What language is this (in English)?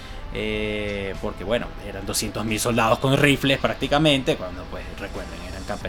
Spanish